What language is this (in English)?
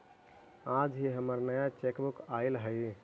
Magahi